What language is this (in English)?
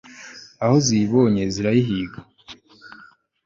Kinyarwanda